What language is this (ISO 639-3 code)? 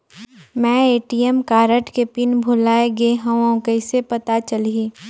hne